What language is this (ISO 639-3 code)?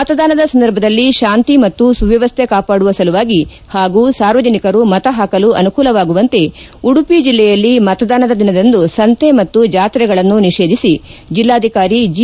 kan